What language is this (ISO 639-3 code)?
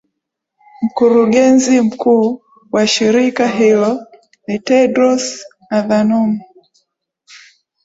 swa